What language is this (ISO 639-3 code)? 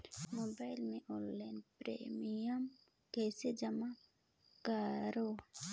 hne